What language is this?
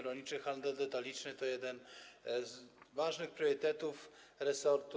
Polish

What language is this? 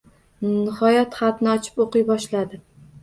Uzbek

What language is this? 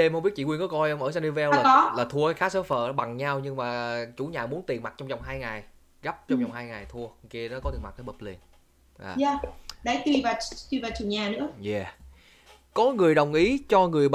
Vietnamese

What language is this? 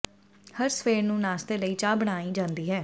Punjabi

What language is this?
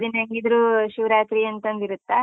Kannada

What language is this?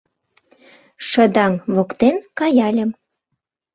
Mari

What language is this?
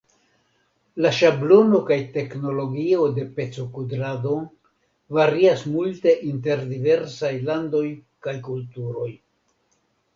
Esperanto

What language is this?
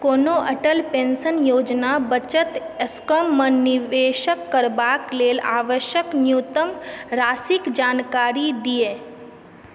Maithili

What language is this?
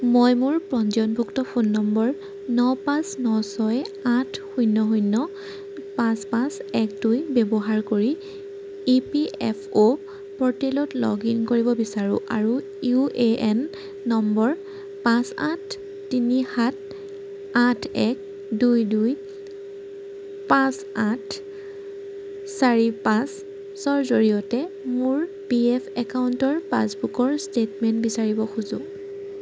Assamese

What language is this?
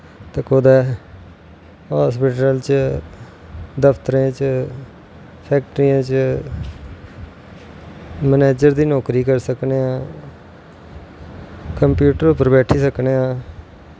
Dogri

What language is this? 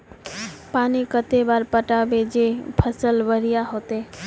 Magahi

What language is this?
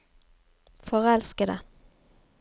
Norwegian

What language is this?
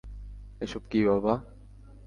Bangla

